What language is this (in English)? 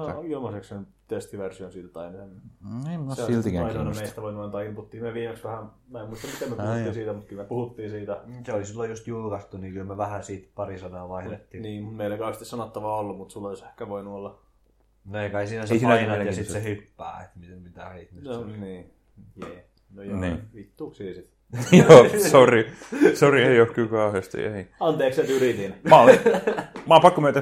Finnish